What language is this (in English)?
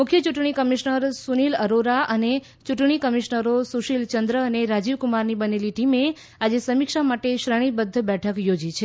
Gujarati